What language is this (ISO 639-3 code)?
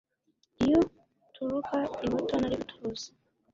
kin